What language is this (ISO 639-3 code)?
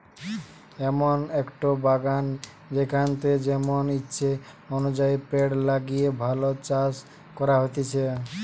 ben